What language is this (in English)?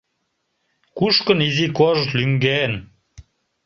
Mari